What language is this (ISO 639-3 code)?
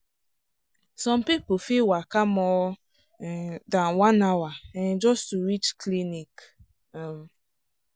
pcm